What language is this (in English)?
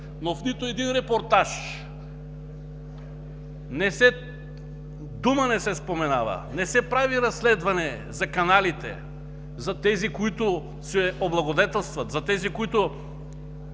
Bulgarian